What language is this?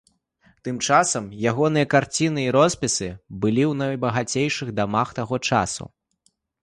Belarusian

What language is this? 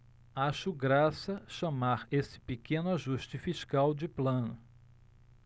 Portuguese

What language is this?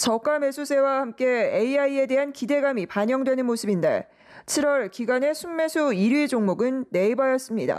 Korean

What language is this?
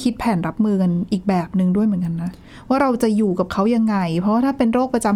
Thai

